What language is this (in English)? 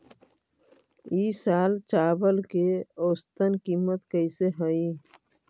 Magahi